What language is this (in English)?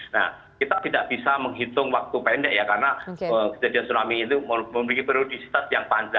Indonesian